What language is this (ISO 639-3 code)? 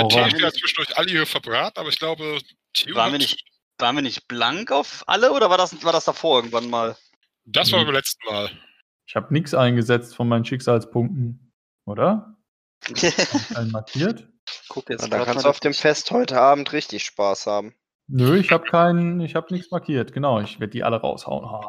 deu